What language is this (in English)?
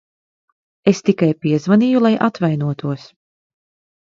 Latvian